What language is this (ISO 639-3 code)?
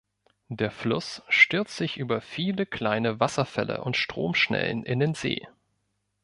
deu